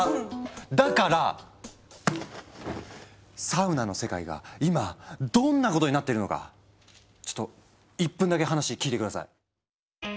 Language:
Japanese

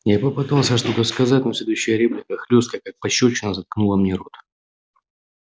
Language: Russian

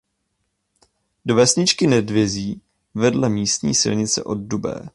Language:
Czech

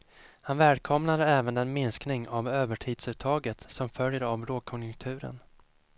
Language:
Swedish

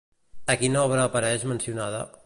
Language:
Catalan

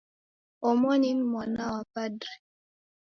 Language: Taita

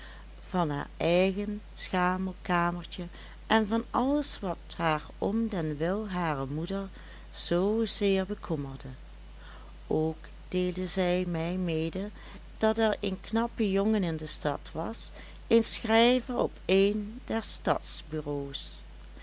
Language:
Dutch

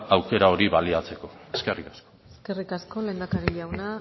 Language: Basque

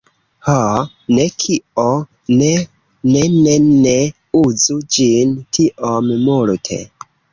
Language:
Esperanto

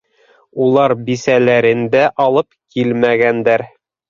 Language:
Bashkir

